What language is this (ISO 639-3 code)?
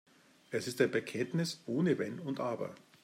deu